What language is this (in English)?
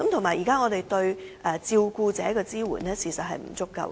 Cantonese